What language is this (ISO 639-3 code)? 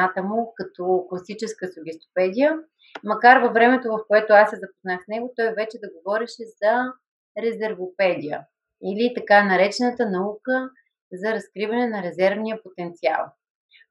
bul